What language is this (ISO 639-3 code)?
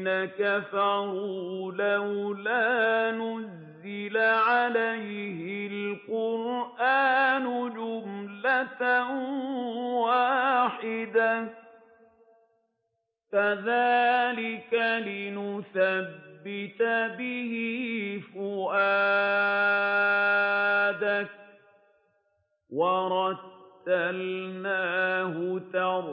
ara